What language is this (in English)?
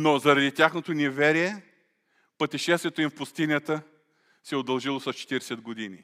Bulgarian